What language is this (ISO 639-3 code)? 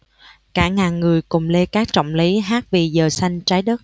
vie